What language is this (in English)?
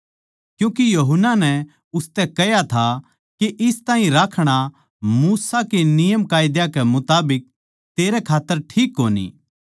Haryanvi